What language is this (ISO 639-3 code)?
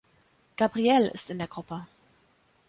deu